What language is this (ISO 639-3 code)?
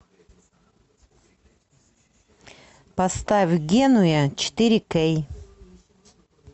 rus